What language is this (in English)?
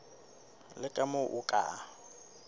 Southern Sotho